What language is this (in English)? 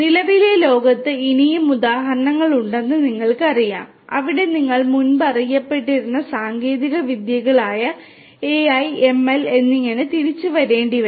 Malayalam